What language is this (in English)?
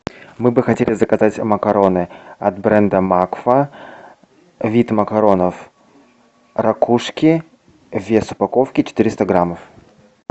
Russian